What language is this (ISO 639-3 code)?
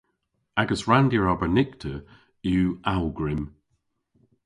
cor